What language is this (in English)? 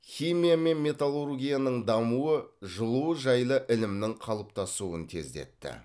Kazakh